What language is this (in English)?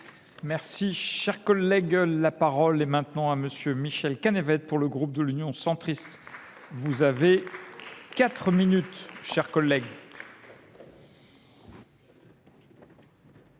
French